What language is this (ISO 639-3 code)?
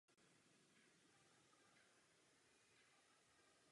ces